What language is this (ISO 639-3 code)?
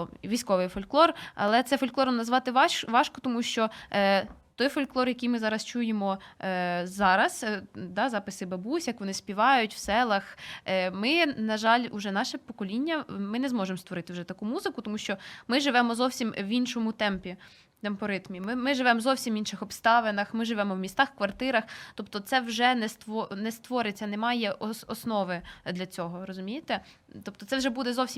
ukr